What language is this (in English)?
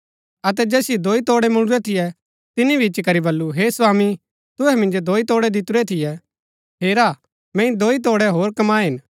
Gaddi